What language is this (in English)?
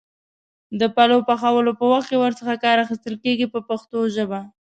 Pashto